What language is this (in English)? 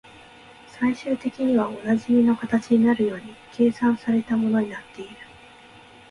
Japanese